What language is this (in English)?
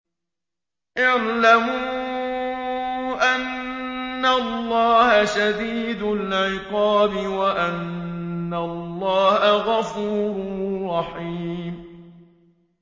Arabic